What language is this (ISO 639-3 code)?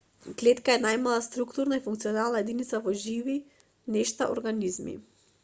mkd